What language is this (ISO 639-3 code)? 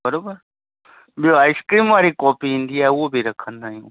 snd